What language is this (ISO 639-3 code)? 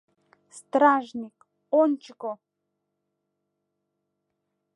chm